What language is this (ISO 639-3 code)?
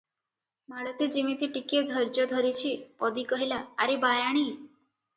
ori